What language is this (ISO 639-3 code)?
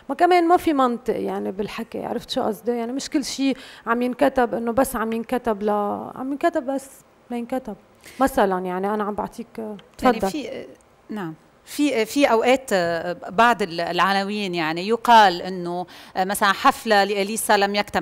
ara